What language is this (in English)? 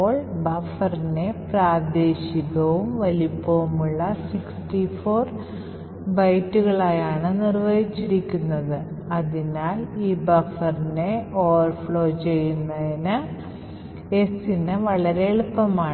Malayalam